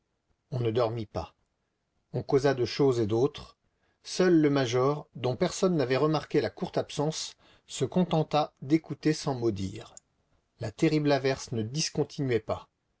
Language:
French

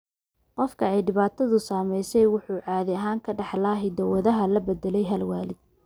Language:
Somali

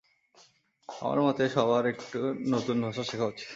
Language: Bangla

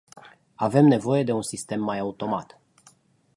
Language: Romanian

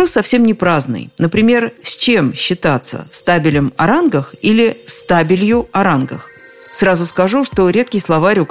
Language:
Russian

